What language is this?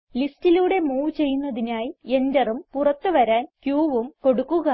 Malayalam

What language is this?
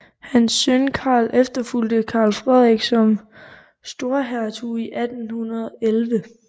Danish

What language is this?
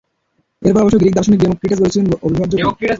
Bangla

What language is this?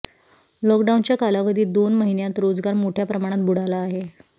Marathi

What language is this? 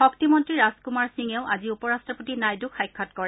Assamese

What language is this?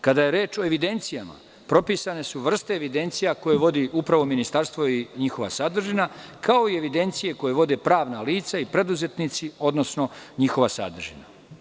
Serbian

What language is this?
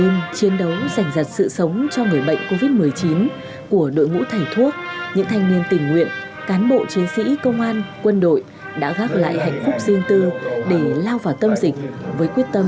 Vietnamese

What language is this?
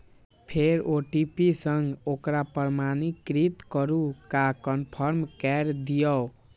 Maithili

